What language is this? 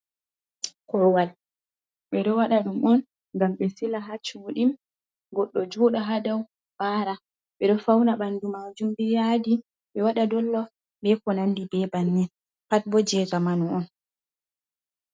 Fula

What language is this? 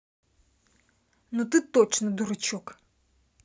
Russian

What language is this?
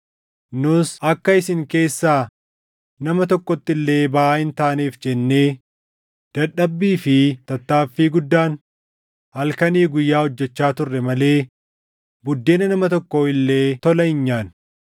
Oromo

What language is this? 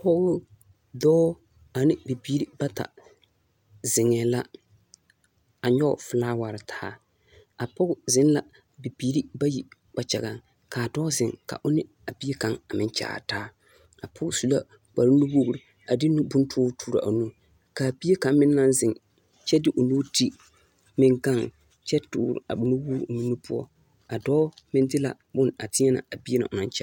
Southern Dagaare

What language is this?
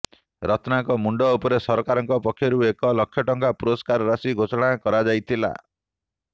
Odia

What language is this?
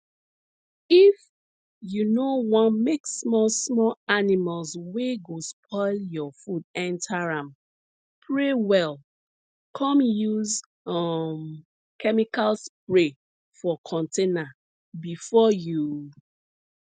Nigerian Pidgin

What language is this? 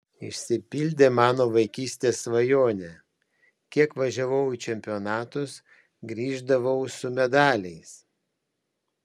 Lithuanian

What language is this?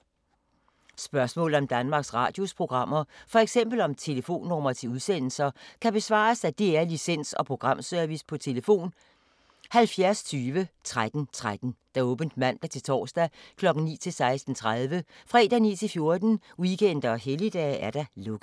Danish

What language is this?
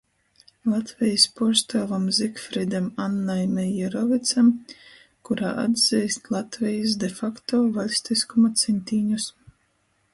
Latgalian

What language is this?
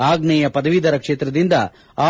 Kannada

